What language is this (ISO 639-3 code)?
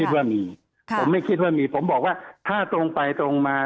tha